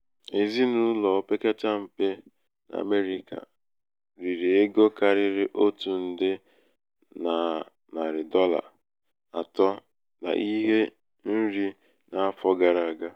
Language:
Igbo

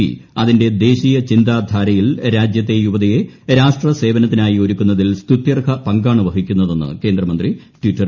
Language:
Malayalam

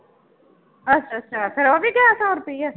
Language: Punjabi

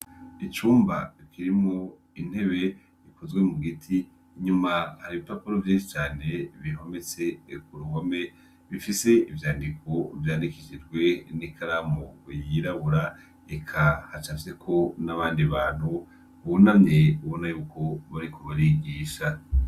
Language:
Rundi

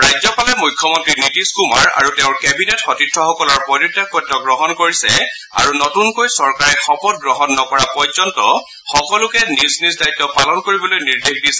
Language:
Assamese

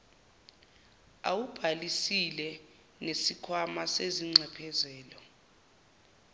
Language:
Zulu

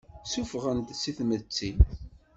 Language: Kabyle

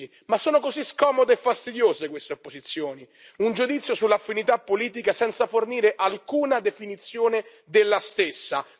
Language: Italian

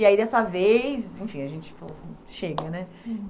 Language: Portuguese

